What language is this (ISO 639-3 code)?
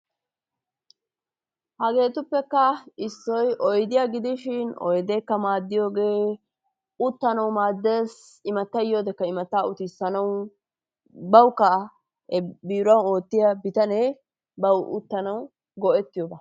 wal